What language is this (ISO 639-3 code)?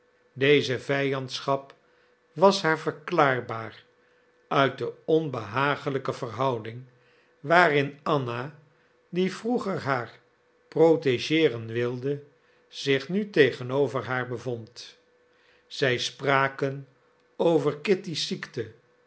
nld